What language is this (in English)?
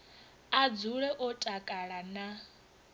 Venda